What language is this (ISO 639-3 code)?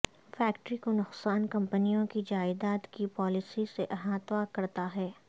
urd